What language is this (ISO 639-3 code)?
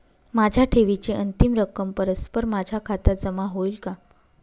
mar